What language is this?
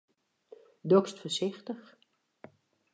Western Frisian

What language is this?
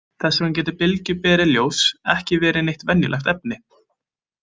Icelandic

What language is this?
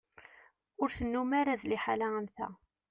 Kabyle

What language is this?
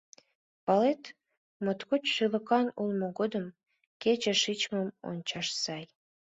Mari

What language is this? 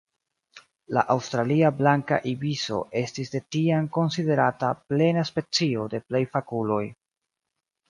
Esperanto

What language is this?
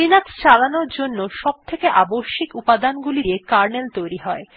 Bangla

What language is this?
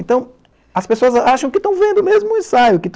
Portuguese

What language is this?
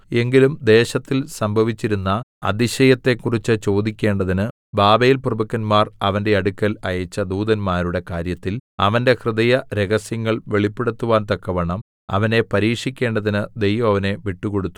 Malayalam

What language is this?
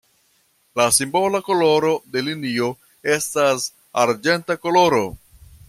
Esperanto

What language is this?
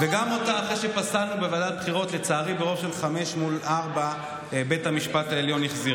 Hebrew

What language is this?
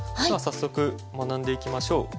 Japanese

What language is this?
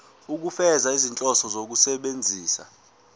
Zulu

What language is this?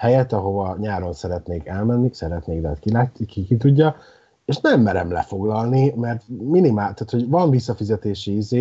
Hungarian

